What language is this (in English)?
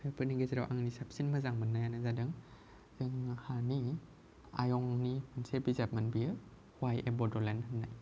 Bodo